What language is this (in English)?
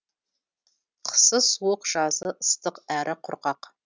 Kazakh